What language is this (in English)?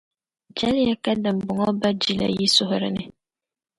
Dagbani